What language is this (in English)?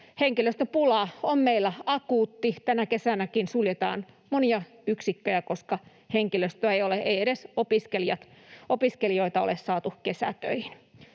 Finnish